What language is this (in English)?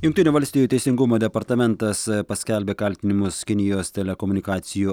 Lithuanian